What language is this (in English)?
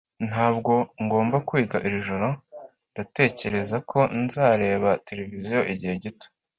Kinyarwanda